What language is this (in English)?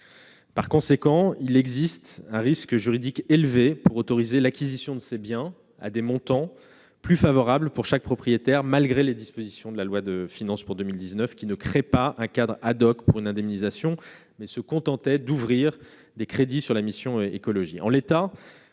French